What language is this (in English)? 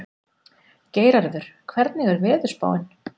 Icelandic